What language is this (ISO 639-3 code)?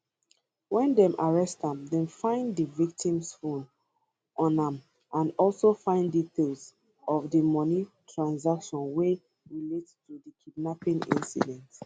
pcm